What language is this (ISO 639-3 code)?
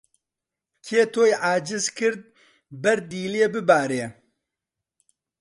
ckb